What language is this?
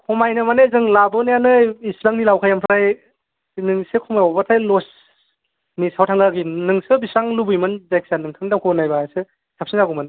Bodo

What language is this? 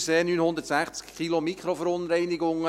Swiss German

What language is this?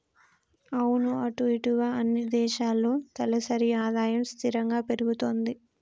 Telugu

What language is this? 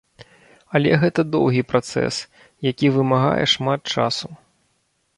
Belarusian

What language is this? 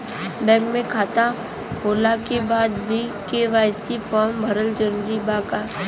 Bhojpuri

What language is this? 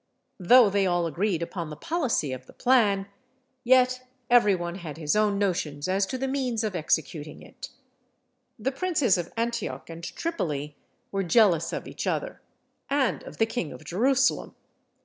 English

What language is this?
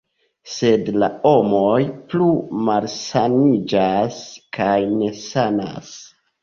Esperanto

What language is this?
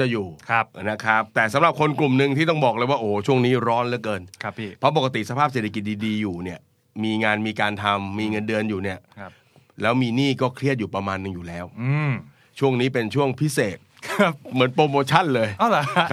Thai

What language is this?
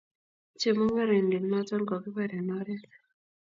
Kalenjin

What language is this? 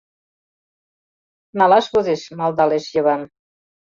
Mari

